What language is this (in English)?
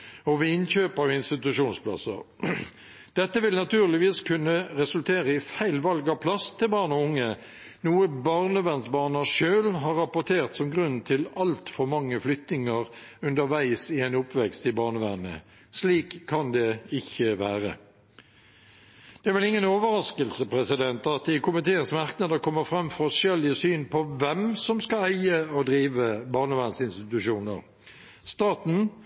Norwegian Bokmål